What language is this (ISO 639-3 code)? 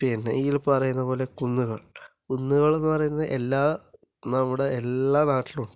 mal